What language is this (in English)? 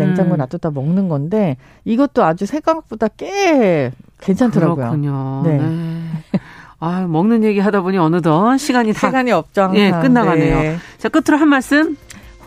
Korean